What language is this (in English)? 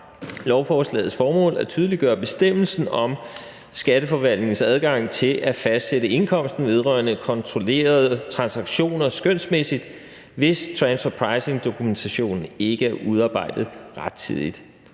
Danish